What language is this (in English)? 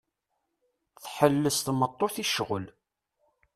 Kabyle